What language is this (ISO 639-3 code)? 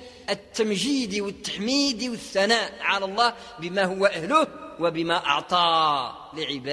ara